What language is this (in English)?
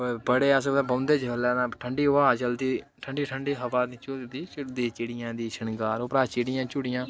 Dogri